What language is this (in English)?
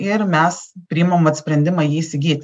Lithuanian